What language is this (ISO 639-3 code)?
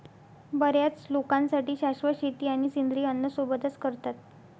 mar